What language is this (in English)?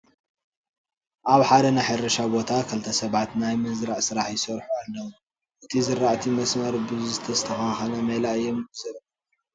Tigrinya